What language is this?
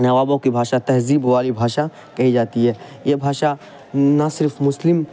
Urdu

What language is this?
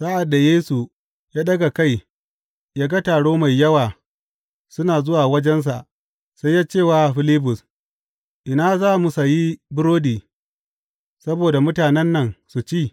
Hausa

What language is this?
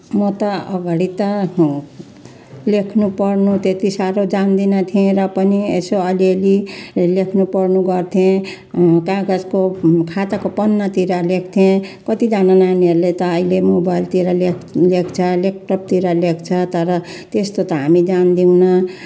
Nepali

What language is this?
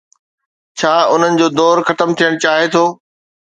Sindhi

